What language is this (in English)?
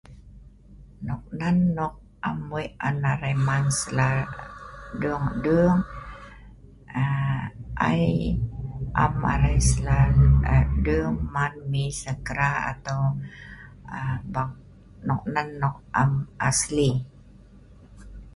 Sa'ban